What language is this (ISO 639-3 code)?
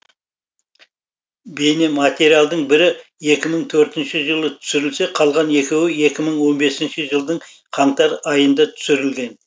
kaz